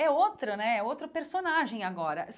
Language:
Portuguese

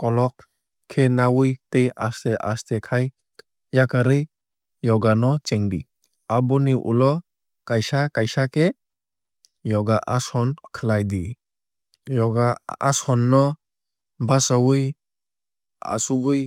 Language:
Kok Borok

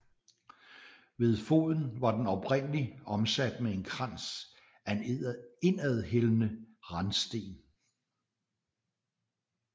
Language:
Danish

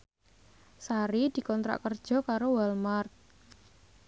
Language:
Javanese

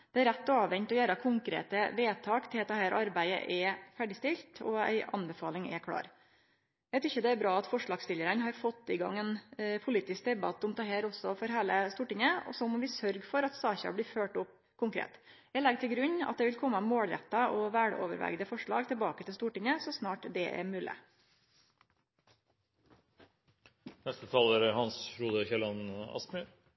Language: Norwegian Nynorsk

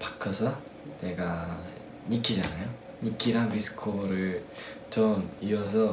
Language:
Korean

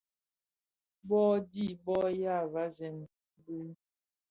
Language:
Bafia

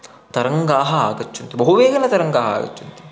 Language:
Sanskrit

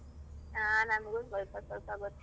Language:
Kannada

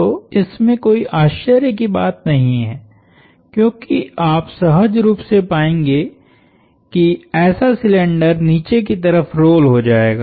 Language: Hindi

